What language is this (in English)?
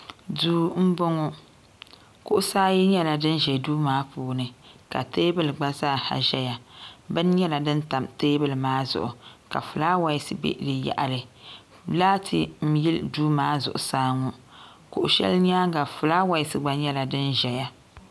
Dagbani